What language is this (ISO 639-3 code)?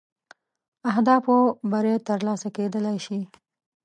pus